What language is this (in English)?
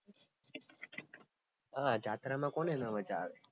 Gujarati